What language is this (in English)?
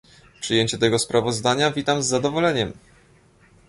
Polish